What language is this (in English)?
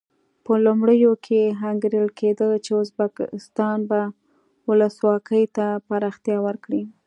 Pashto